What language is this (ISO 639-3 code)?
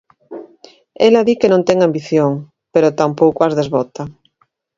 glg